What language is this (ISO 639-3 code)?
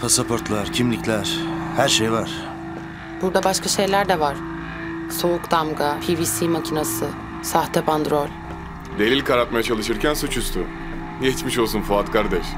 tur